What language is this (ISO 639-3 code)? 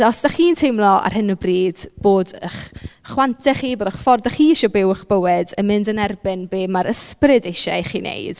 cym